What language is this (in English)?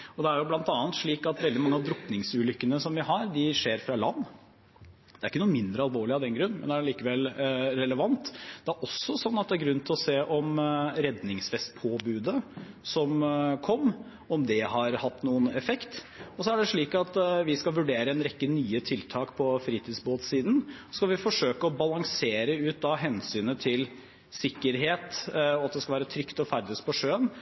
Norwegian Bokmål